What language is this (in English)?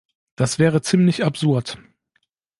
German